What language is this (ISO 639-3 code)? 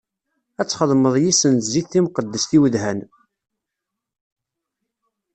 kab